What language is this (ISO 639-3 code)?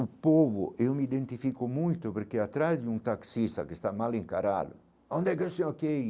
por